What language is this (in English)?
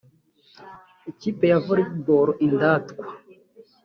Kinyarwanda